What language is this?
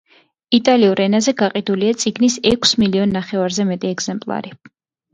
Georgian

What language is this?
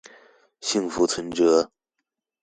Chinese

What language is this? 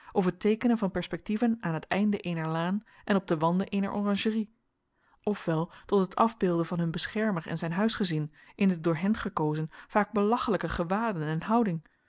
Dutch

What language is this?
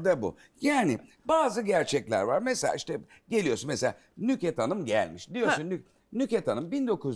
Turkish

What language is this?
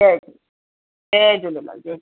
Sindhi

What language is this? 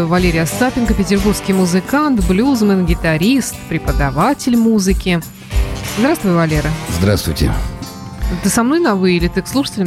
Russian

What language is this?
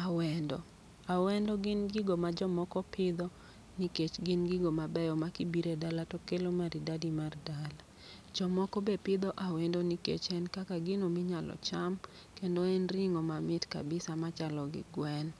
Luo (Kenya and Tanzania)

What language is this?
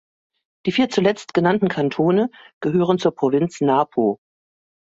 German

